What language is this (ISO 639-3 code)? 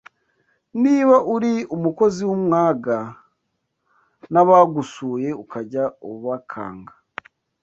kin